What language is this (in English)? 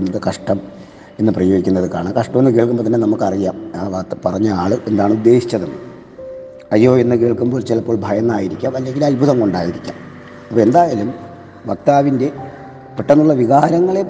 Malayalam